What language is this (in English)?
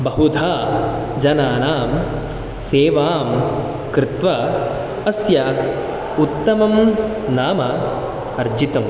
Sanskrit